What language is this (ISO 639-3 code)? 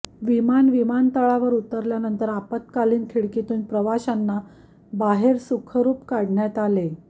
mar